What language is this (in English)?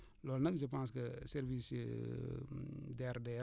Wolof